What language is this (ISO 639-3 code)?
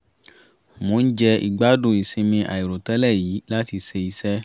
yor